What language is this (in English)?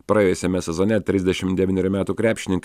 Lithuanian